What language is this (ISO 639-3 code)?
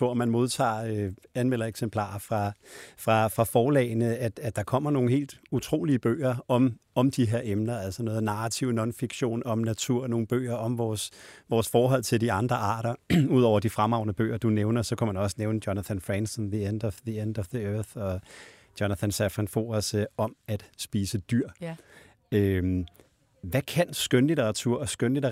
dan